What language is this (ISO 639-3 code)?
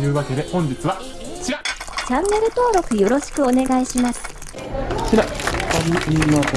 jpn